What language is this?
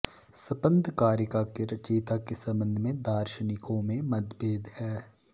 Sanskrit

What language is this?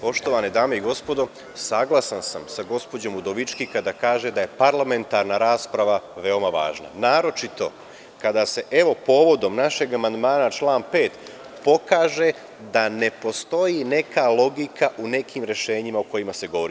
Serbian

